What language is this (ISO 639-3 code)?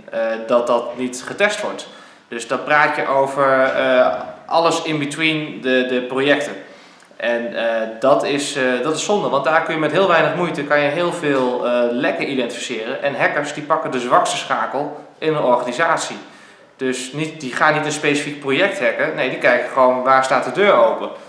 nld